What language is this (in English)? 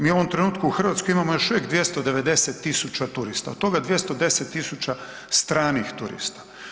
Croatian